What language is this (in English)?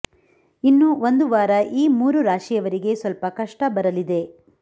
Kannada